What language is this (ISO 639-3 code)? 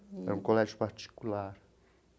por